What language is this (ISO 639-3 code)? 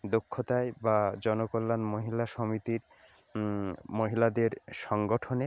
ben